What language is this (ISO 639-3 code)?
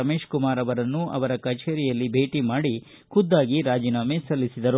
kan